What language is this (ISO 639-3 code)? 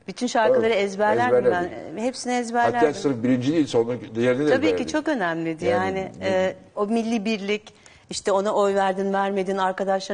tur